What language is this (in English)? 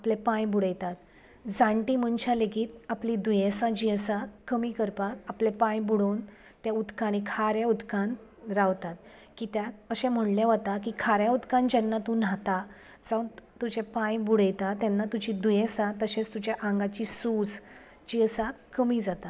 Konkani